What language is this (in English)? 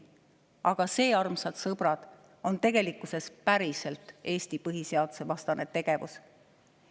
Estonian